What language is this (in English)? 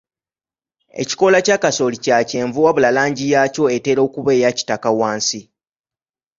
Ganda